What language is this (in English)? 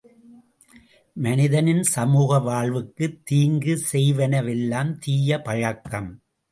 Tamil